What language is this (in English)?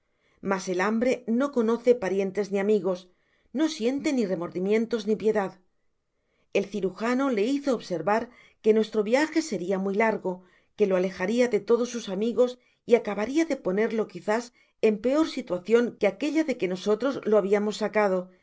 Spanish